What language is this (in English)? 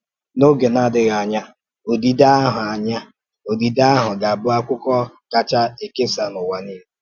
Igbo